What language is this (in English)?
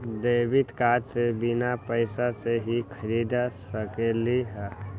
Magahi